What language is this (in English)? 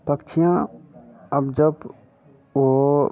Hindi